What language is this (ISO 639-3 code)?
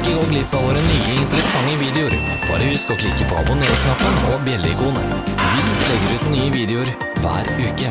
nor